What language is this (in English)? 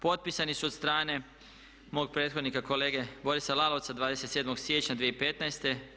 Croatian